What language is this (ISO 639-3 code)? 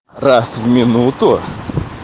rus